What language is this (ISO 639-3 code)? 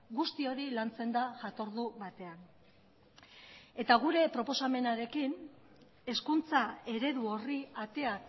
eus